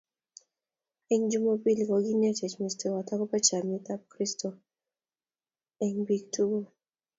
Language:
Kalenjin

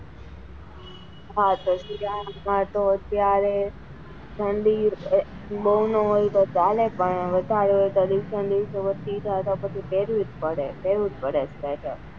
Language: Gujarati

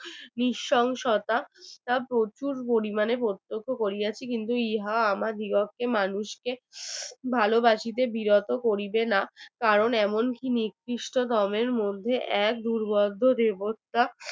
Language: Bangla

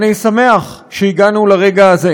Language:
Hebrew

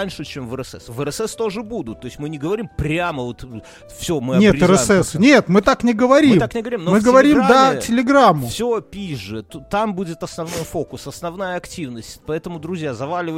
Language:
Russian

